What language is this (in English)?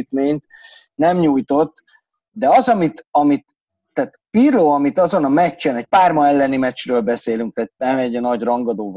Hungarian